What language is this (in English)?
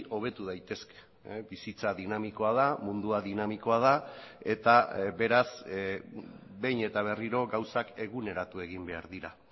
Basque